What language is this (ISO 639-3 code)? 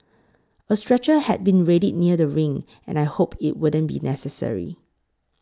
eng